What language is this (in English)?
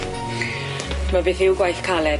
Welsh